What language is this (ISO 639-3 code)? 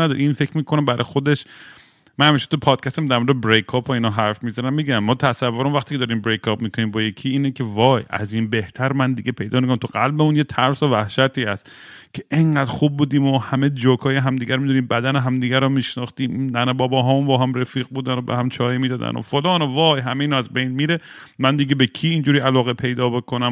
fas